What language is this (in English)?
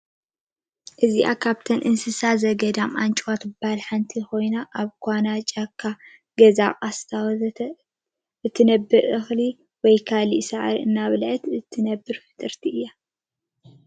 Tigrinya